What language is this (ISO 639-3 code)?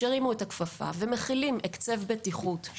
heb